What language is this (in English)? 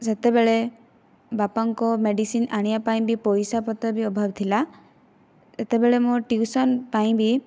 Odia